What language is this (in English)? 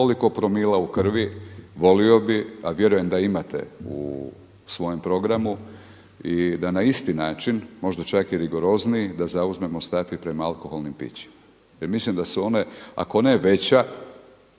Croatian